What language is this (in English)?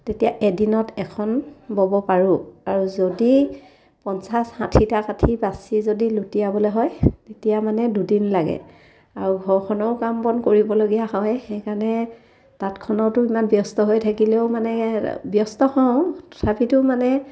Assamese